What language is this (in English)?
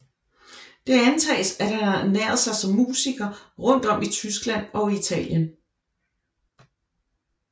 Danish